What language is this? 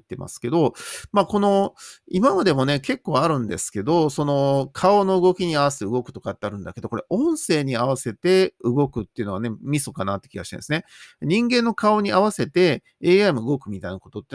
Japanese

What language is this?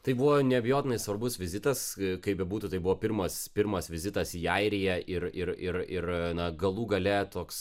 Lithuanian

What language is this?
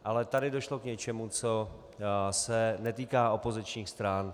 Czech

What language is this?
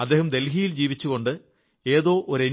Malayalam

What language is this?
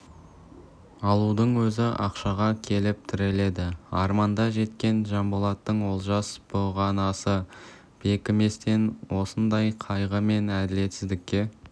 Kazakh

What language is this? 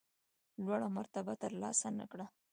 Pashto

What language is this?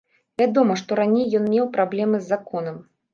Belarusian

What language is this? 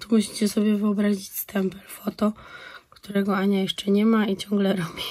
Polish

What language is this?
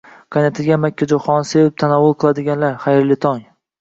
Uzbek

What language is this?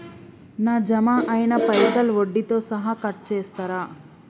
Telugu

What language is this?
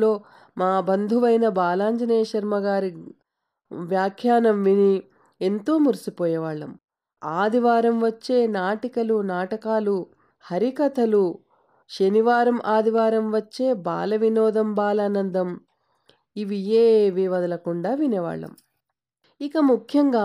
Telugu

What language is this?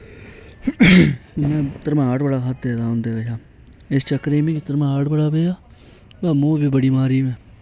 Dogri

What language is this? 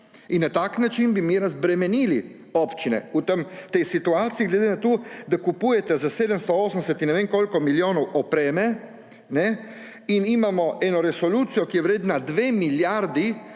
Slovenian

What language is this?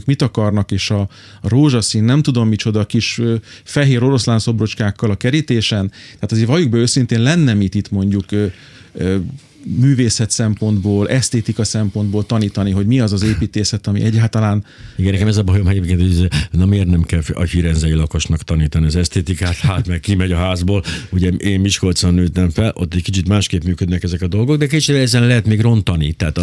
Hungarian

